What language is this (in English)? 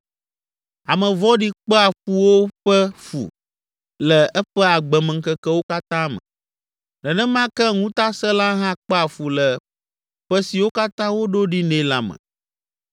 Ewe